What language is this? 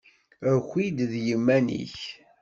Kabyle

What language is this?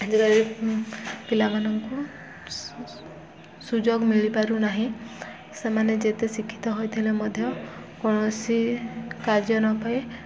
Odia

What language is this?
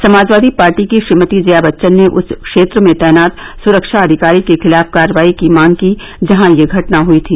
Hindi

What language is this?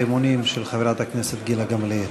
Hebrew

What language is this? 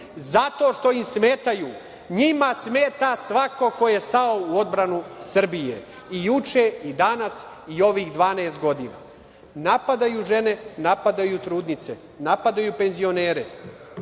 Serbian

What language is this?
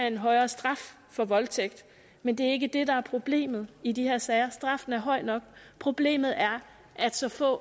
Danish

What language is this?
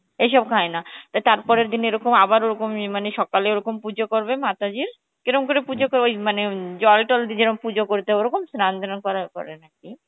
Bangla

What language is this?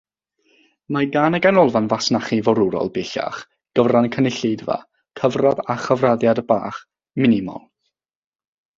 Welsh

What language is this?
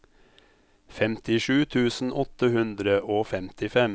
Norwegian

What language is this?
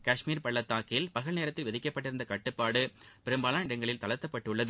Tamil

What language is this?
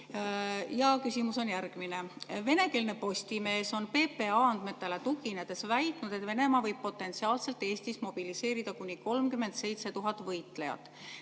Estonian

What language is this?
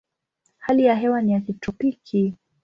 Swahili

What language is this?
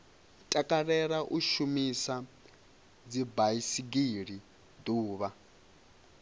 Venda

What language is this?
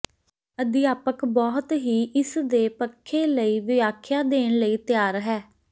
Punjabi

